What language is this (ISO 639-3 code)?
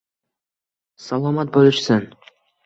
uzb